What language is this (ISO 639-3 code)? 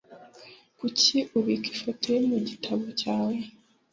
kin